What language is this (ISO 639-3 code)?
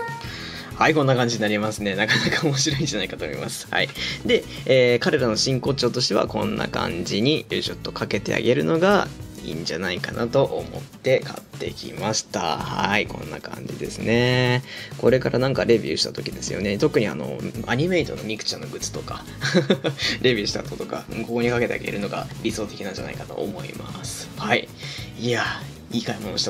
jpn